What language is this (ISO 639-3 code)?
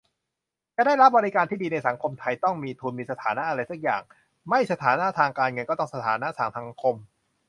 tha